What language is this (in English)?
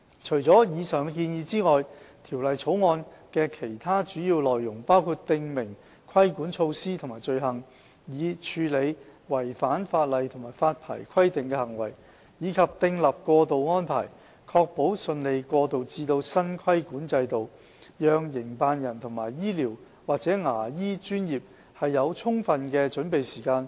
Cantonese